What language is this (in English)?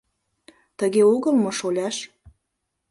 Mari